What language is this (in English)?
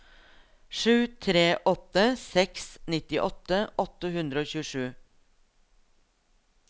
Norwegian